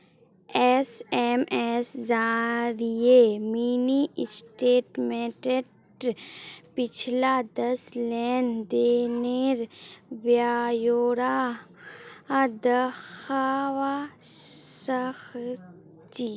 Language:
Magahi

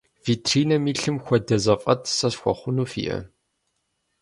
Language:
Kabardian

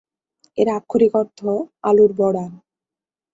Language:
Bangla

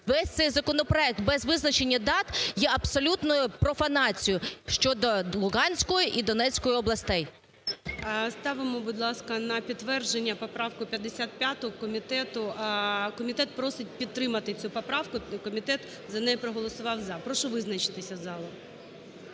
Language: Ukrainian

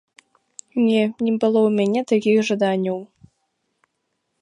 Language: Belarusian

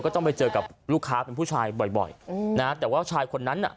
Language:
Thai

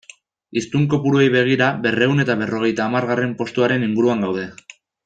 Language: Basque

